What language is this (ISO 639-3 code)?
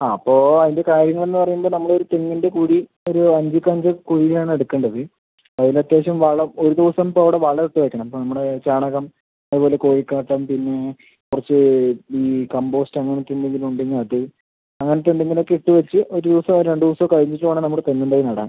mal